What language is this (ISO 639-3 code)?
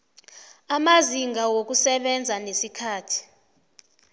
nbl